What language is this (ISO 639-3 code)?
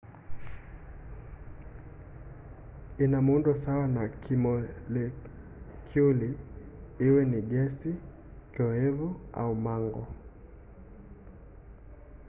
swa